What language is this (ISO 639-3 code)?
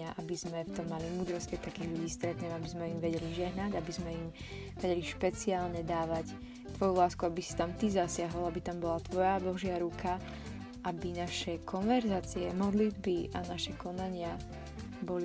slk